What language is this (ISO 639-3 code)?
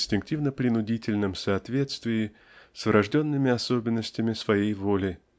rus